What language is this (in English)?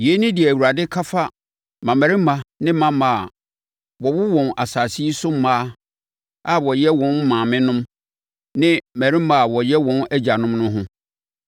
Akan